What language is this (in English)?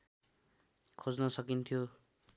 Nepali